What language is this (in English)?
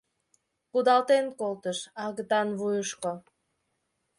Mari